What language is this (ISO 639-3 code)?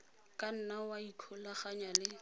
tsn